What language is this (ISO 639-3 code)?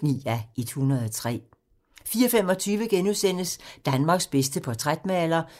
dan